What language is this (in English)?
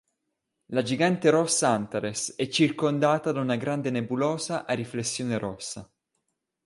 Italian